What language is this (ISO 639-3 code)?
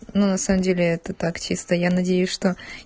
rus